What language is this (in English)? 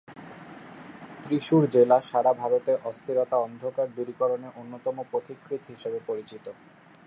Bangla